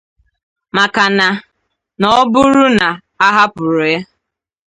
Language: Igbo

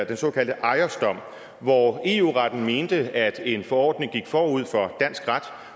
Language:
Danish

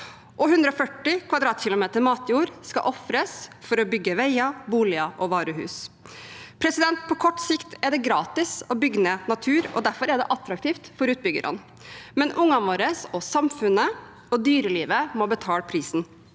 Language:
Norwegian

